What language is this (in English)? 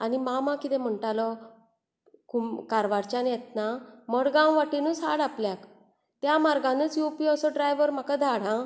Konkani